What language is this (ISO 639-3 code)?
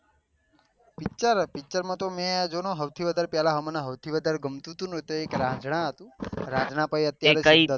guj